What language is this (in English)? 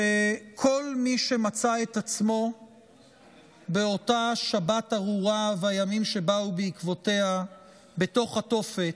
Hebrew